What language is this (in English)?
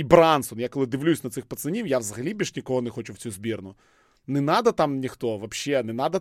Ukrainian